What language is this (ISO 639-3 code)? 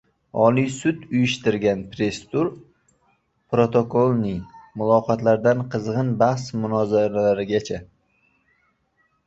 uzb